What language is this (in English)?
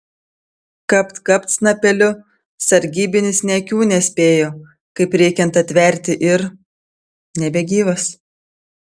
Lithuanian